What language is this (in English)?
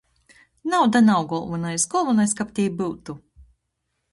Latgalian